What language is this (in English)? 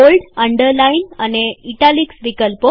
Gujarati